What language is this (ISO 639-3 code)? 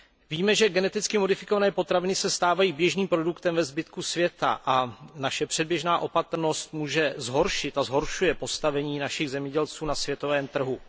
ces